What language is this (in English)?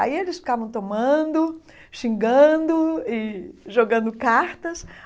Portuguese